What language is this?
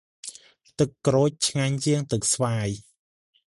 Khmer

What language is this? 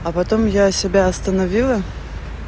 Russian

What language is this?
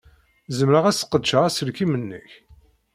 Kabyle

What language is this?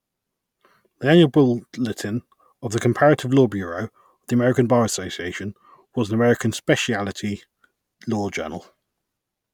English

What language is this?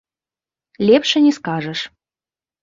Belarusian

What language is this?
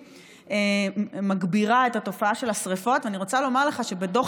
Hebrew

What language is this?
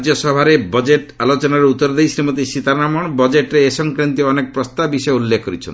Odia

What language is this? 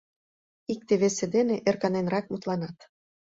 Mari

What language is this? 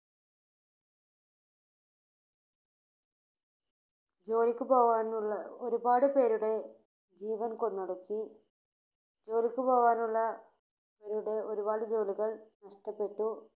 Malayalam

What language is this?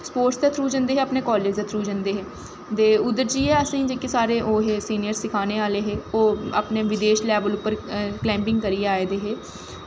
Dogri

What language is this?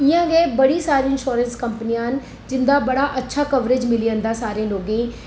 Dogri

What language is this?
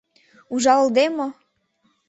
Mari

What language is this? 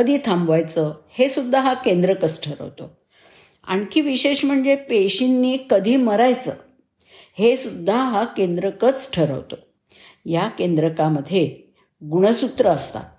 Marathi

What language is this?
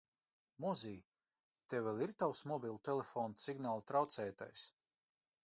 Latvian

